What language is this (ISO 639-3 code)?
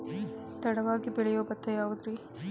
kan